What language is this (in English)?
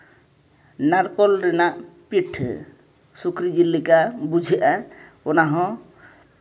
Santali